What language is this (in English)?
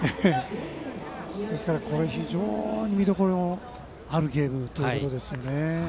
Japanese